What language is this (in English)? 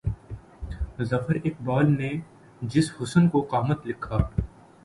Urdu